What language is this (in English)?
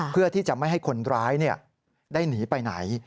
Thai